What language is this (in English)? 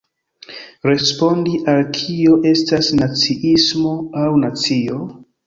Esperanto